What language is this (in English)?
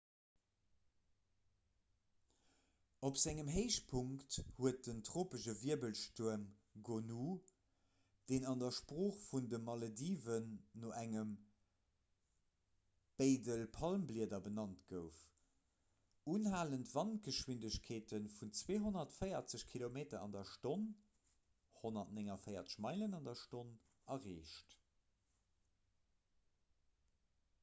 Luxembourgish